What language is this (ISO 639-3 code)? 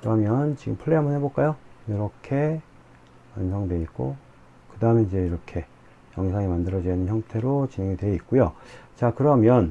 kor